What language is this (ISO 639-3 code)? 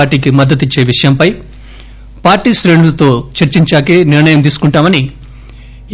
tel